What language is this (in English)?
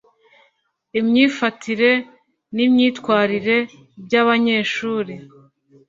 Kinyarwanda